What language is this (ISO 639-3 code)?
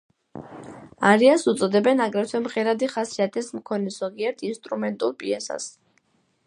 kat